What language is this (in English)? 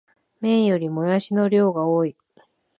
Japanese